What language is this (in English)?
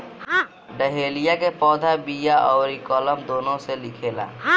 Bhojpuri